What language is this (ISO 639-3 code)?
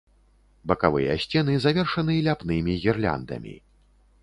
bel